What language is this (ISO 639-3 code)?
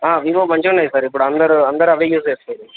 tel